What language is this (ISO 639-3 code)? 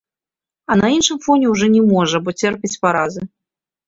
bel